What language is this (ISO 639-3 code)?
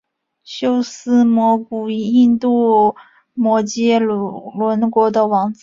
zho